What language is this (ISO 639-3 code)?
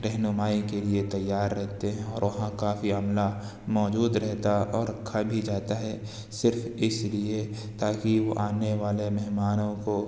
urd